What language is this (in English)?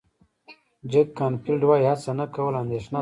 Pashto